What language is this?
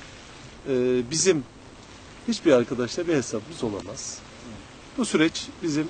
Turkish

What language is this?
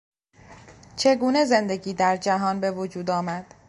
Persian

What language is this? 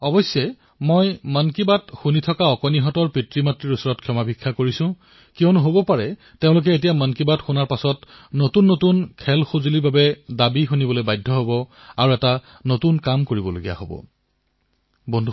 Assamese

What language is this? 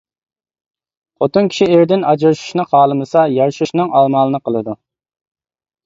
Uyghur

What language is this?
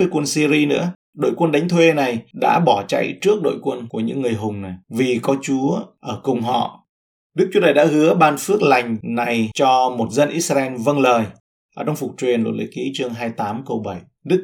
Vietnamese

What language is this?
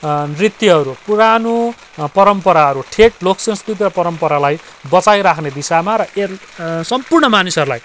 Nepali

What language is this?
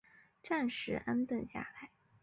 Chinese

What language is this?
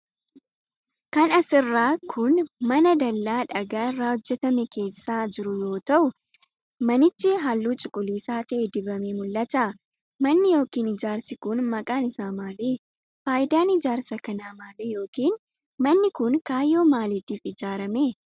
Oromo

